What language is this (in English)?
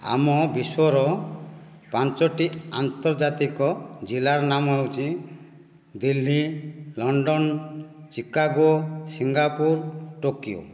Odia